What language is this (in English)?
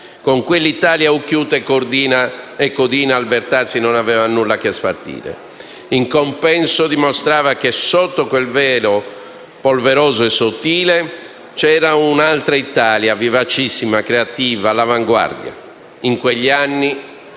Italian